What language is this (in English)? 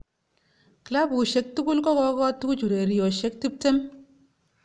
Kalenjin